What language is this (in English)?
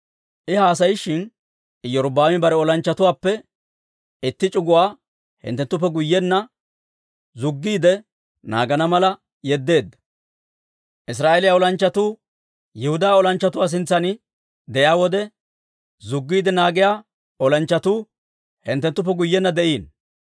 Dawro